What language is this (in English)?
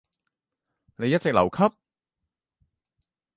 Cantonese